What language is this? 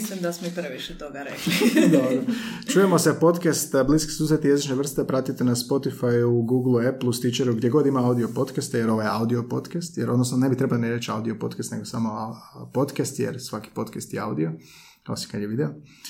Croatian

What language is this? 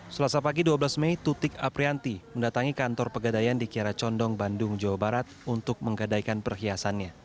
Indonesian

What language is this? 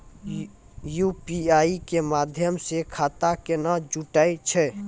Maithili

